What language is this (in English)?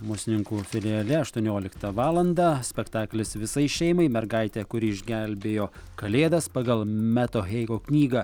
Lithuanian